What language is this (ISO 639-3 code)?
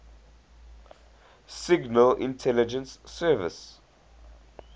eng